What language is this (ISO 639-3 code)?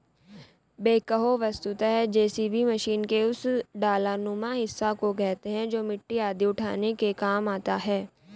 hin